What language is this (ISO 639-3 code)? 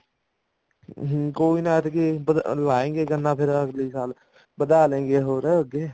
pan